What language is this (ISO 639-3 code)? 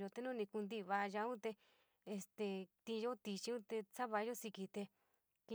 mig